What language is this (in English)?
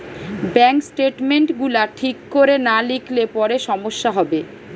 Bangla